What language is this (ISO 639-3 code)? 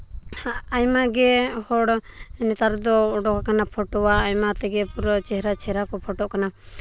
sat